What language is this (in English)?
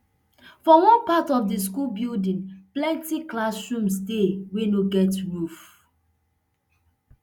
Nigerian Pidgin